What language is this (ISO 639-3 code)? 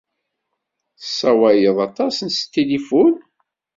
kab